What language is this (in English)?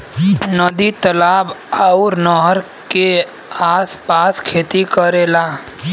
Bhojpuri